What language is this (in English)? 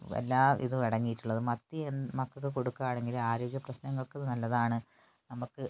Malayalam